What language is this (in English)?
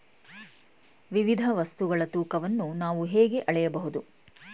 Kannada